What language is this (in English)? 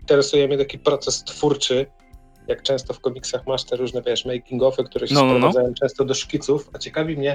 Polish